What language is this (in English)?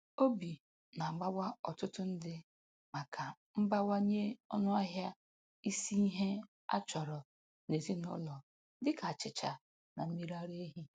Igbo